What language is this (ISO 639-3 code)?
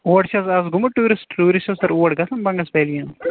kas